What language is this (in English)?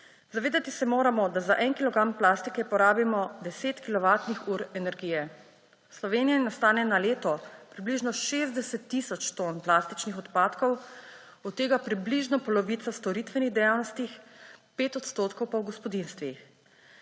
Slovenian